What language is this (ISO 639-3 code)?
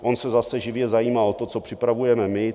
ces